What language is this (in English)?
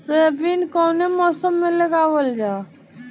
Bhojpuri